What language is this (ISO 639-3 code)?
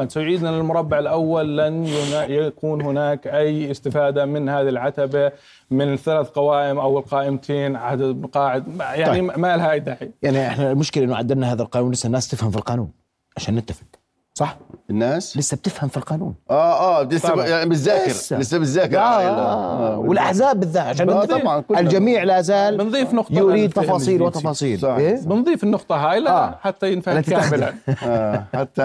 ara